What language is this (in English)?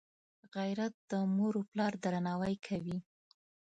Pashto